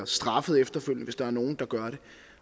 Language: Danish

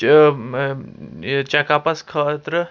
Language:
Kashmiri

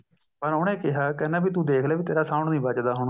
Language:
Punjabi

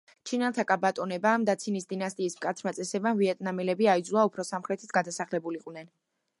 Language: Georgian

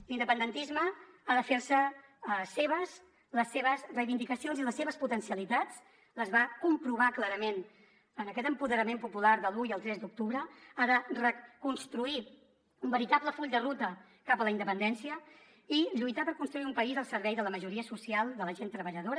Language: Catalan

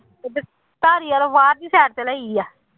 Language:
Punjabi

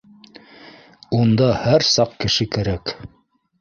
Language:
Bashkir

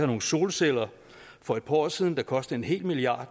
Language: Danish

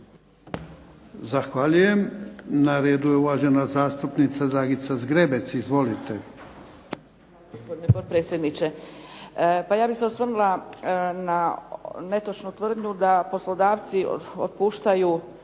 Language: Croatian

